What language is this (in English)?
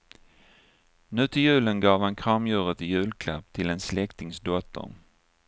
Swedish